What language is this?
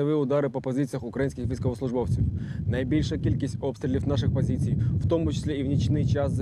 Russian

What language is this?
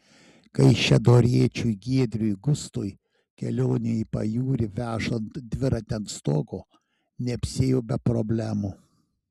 Lithuanian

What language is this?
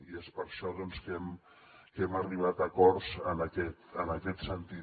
Catalan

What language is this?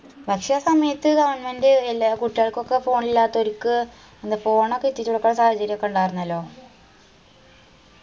Malayalam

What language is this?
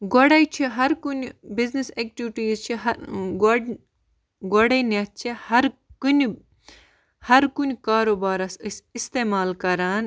Kashmiri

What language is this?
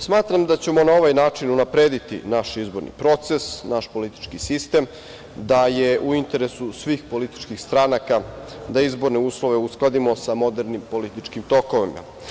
Serbian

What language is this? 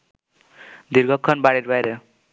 Bangla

